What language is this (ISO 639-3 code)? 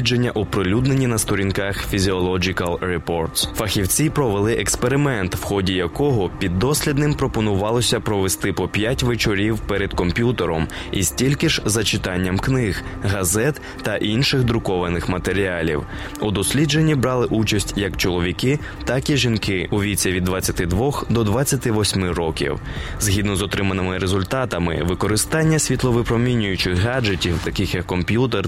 ukr